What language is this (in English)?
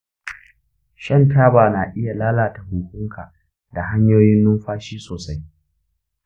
Hausa